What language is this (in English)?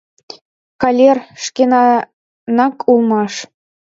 Mari